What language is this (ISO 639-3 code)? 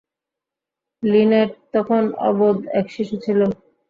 ben